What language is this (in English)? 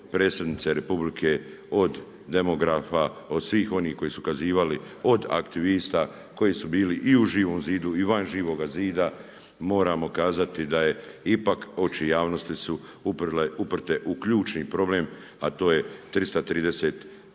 Croatian